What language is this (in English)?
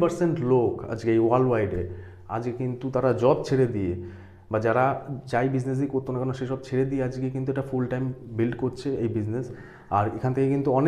Hindi